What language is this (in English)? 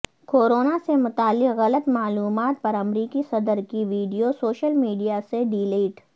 Urdu